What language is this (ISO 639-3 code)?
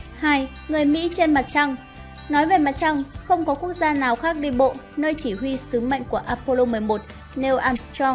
vie